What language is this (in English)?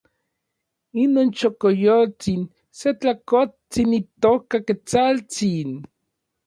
Orizaba Nahuatl